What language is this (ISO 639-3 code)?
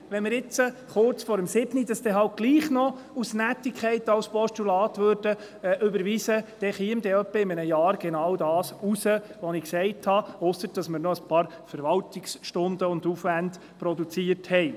gsw